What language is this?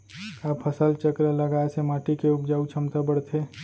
Chhattisgarhi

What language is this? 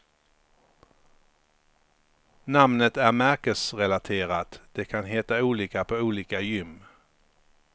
Swedish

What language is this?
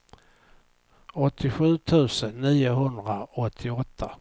Swedish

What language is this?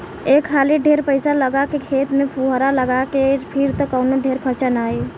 Bhojpuri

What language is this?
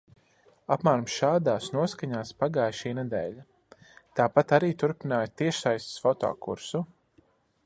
Latvian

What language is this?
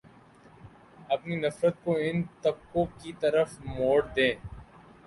Urdu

